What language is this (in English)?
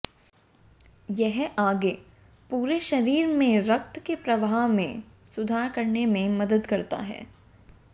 Hindi